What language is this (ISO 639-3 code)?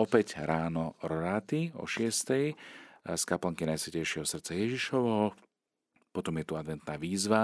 slk